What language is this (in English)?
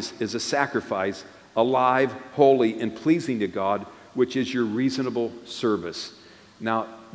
English